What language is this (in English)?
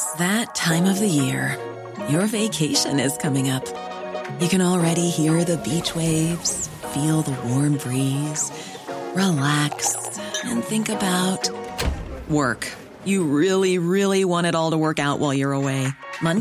Danish